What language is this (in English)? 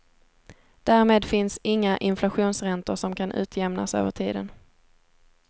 Swedish